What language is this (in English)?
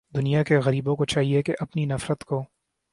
Urdu